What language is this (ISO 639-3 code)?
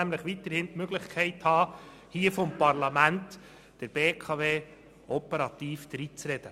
gsw